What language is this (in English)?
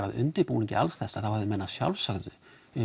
Icelandic